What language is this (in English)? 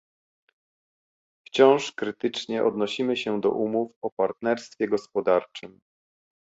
Polish